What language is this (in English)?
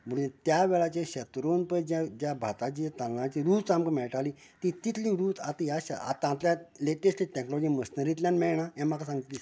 Konkani